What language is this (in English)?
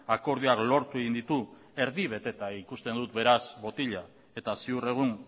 Basque